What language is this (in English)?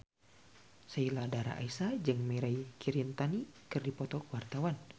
Sundanese